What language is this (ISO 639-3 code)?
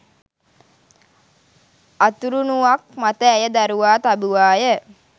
sin